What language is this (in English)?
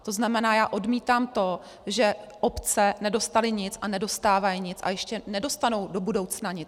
Czech